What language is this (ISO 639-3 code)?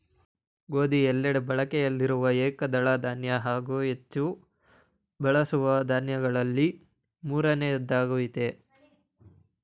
kan